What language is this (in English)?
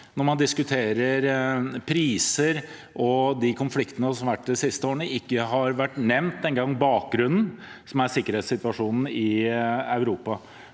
Norwegian